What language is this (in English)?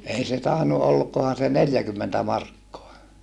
Finnish